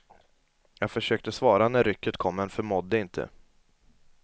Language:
Swedish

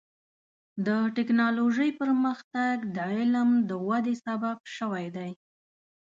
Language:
Pashto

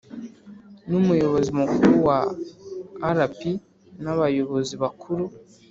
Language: Kinyarwanda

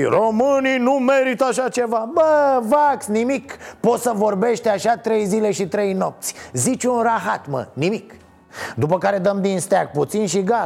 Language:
Romanian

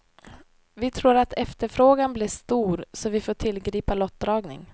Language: Swedish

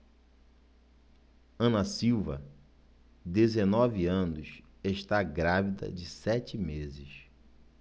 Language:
Portuguese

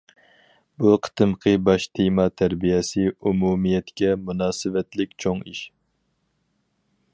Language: Uyghur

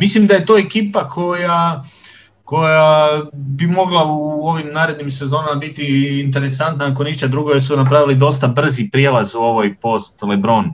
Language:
Croatian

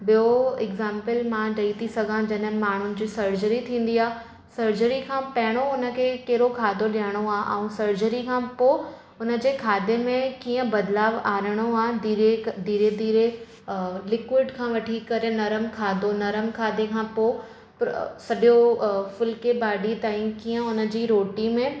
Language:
Sindhi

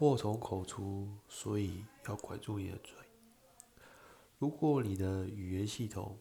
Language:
Chinese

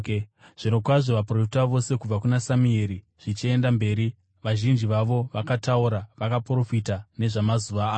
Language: Shona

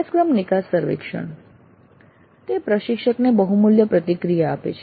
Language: Gujarati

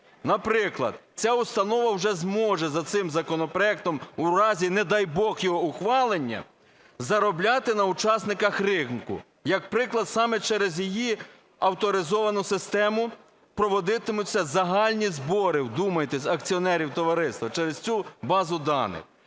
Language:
Ukrainian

